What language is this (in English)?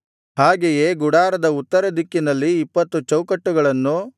Kannada